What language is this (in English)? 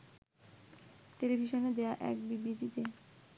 Bangla